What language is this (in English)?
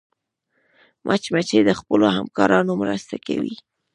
Pashto